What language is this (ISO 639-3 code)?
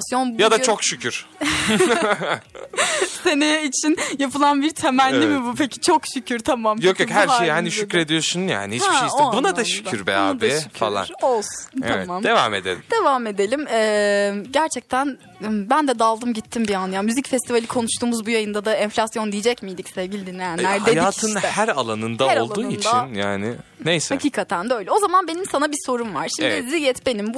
tur